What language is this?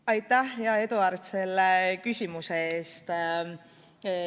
Estonian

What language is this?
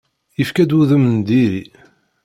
Kabyle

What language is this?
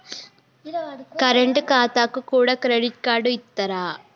Telugu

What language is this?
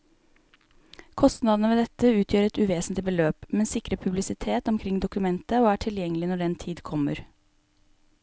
Norwegian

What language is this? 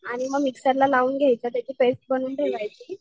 Marathi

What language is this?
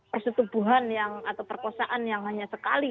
Indonesian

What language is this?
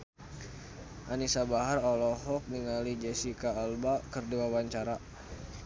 Sundanese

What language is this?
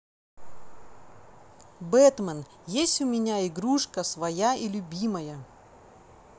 Russian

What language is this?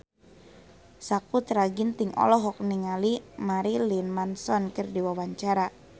Sundanese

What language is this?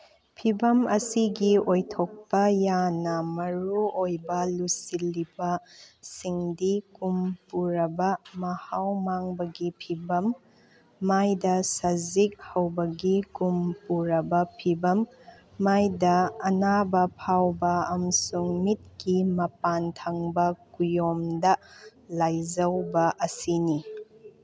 Manipuri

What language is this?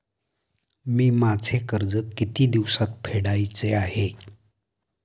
Marathi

